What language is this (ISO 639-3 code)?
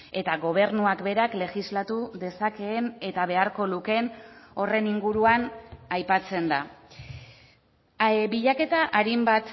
eus